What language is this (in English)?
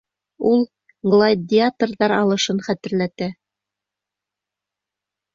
Bashkir